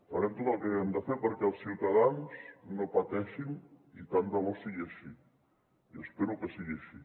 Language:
Catalan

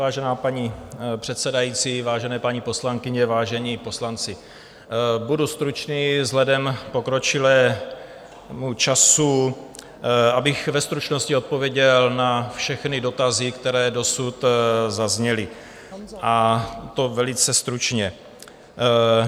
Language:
Czech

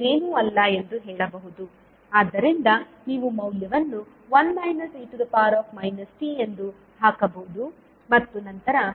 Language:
Kannada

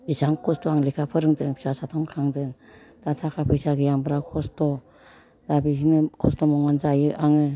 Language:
Bodo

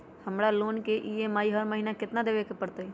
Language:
Magahi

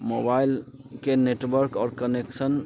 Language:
Maithili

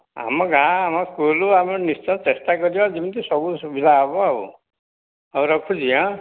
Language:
Odia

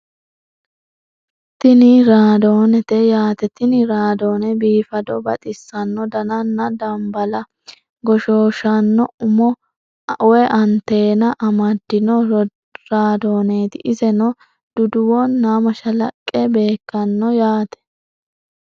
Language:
Sidamo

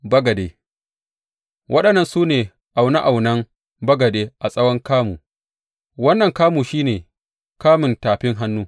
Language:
Hausa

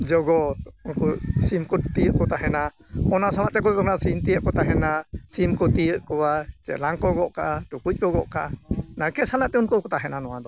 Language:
Santali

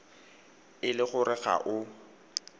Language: Tswana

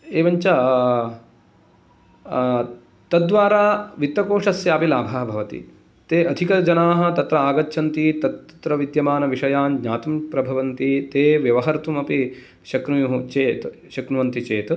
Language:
Sanskrit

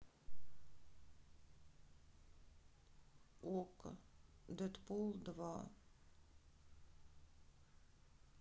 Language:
Russian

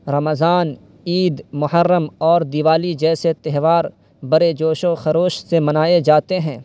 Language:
Urdu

